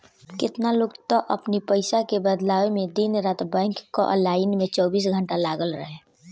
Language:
Bhojpuri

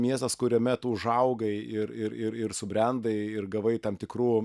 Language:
Lithuanian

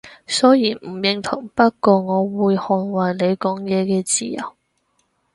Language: Cantonese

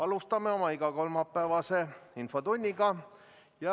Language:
Estonian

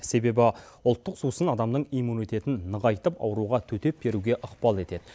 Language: Kazakh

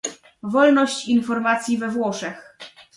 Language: Polish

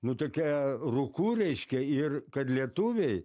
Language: Lithuanian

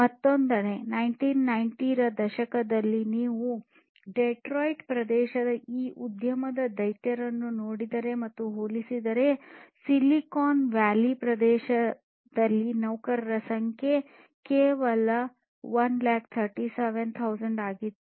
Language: Kannada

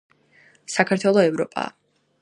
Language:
Georgian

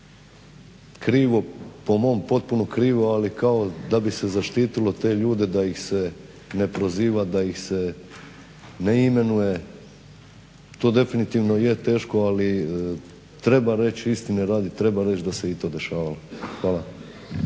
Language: Croatian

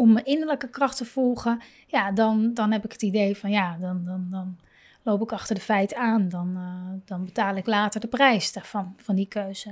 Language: Dutch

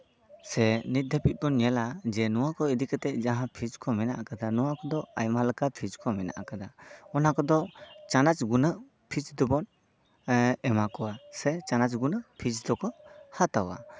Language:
Santali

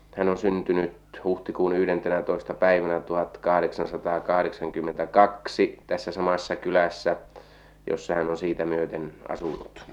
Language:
Finnish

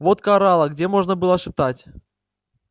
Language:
Russian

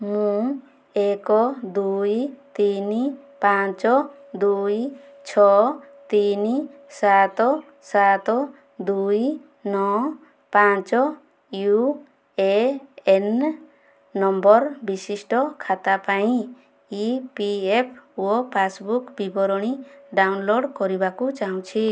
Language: Odia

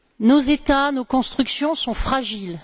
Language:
French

